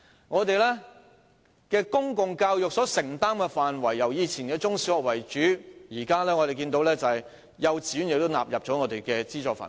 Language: Cantonese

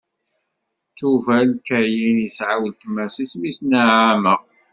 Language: Kabyle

